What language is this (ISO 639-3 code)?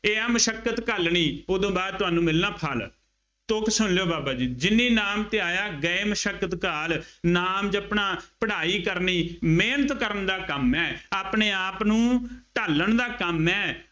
pan